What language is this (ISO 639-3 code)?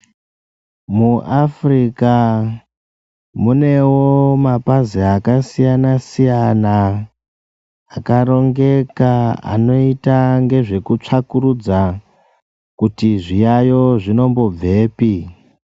ndc